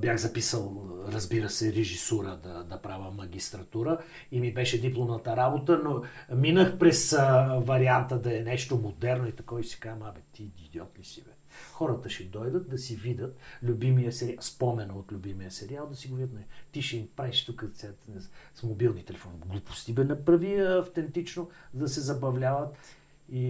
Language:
Bulgarian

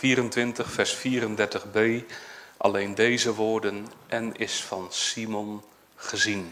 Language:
Dutch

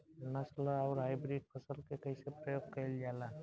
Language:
Bhojpuri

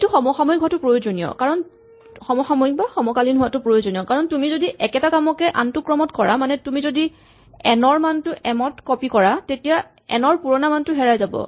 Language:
Assamese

